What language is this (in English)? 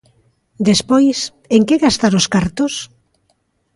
Galician